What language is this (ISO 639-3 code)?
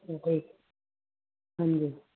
pan